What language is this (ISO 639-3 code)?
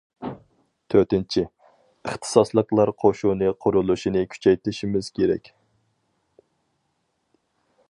uig